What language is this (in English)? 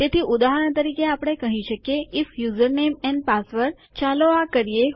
Gujarati